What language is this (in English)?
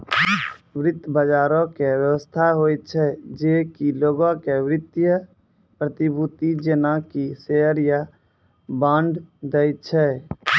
Maithili